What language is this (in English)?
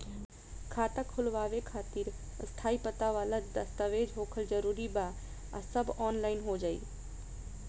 Bhojpuri